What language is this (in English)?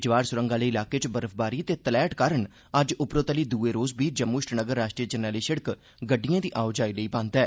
Dogri